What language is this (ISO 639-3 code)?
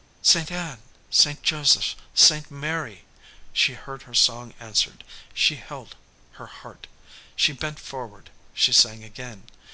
eng